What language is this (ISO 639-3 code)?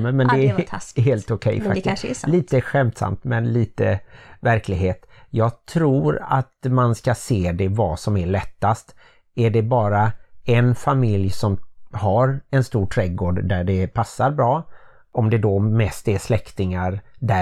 swe